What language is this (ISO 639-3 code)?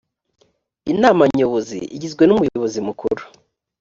kin